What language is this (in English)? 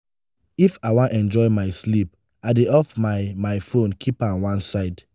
Nigerian Pidgin